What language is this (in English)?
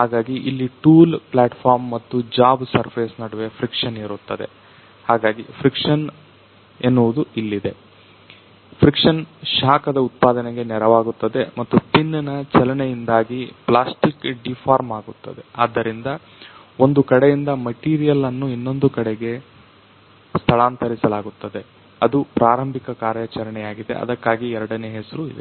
Kannada